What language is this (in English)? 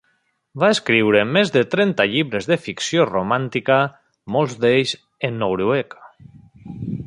Catalan